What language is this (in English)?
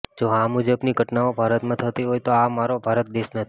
Gujarati